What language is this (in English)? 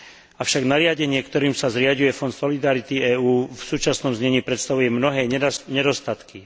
Slovak